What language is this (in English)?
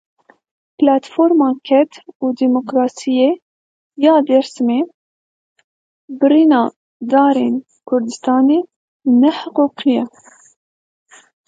Kurdish